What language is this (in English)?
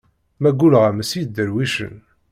Kabyle